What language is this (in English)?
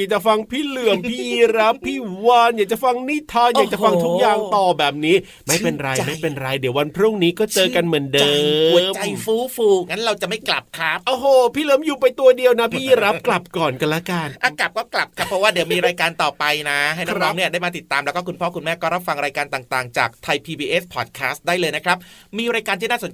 Thai